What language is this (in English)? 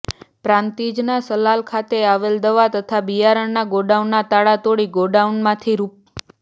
Gujarati